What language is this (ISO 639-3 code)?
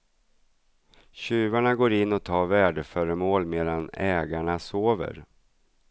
swe